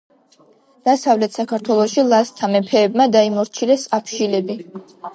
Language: Georgian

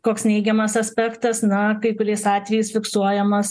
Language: Lithuanian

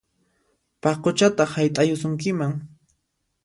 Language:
Puno Quechua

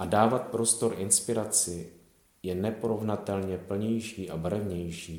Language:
Czech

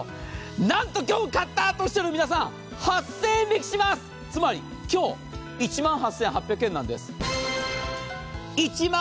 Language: Japanese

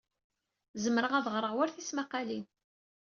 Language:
Kabyle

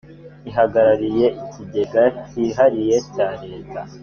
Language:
Kinyarwanda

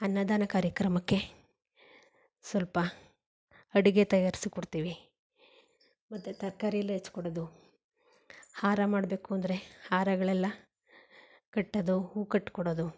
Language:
Kannada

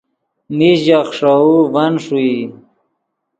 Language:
Yidgha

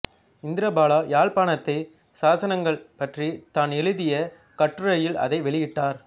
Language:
Tamil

